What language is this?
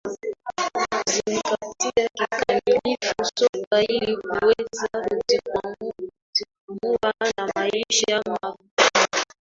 Swahili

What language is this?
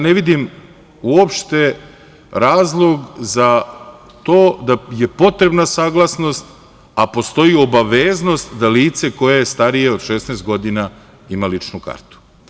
Serbian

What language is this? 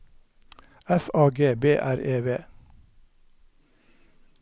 Norwegian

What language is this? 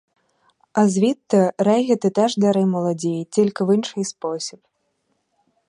Ukrainian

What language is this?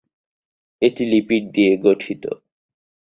Bangla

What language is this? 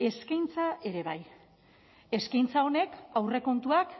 Basque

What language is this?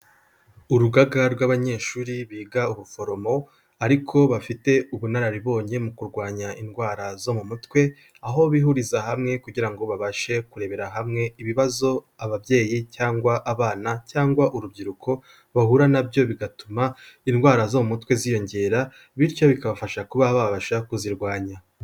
Kinyarwanda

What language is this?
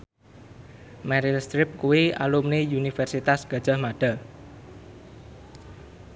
Javanese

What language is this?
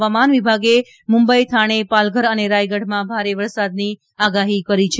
Gujarati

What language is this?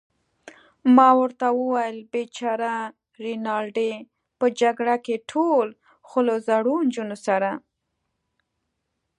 Pashto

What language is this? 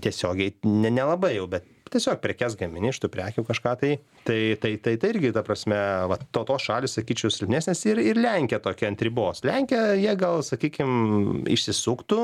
Lithuanian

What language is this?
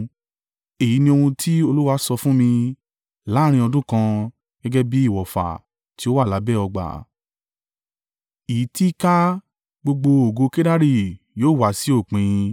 Yoruba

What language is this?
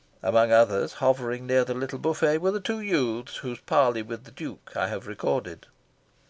English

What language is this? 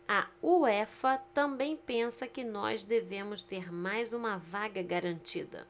Portuguese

